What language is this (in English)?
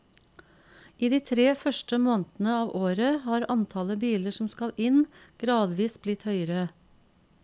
Norwegian